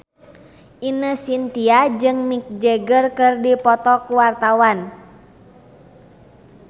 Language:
Sundanese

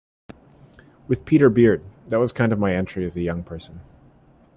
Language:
English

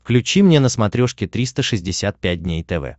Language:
Russian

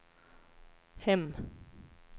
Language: Swedish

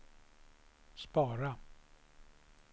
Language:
Swedish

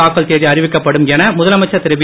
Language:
Tamil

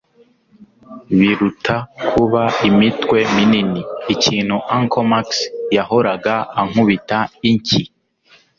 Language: Kinyarwanda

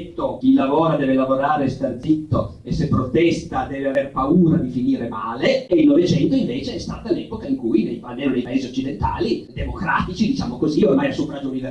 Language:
Italian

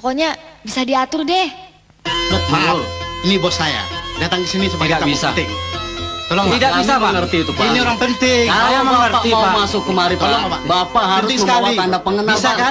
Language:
Indonesian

